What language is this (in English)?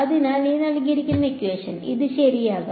Malayalam